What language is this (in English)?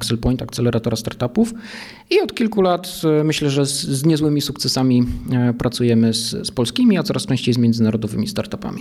Polish